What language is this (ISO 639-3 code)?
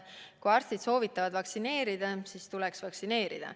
est